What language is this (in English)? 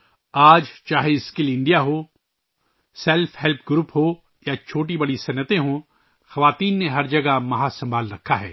Urdu